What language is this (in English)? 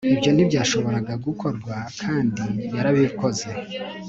Kinyarwanda